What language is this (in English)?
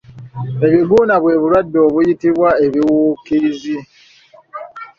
Ganda